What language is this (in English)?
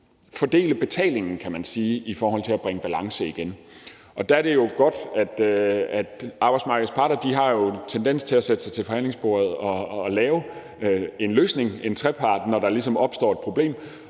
Danish